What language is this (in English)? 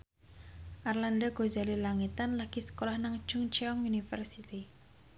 Javanese